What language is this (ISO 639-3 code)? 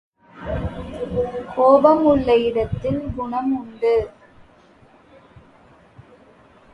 tam